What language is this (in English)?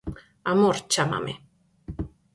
Galician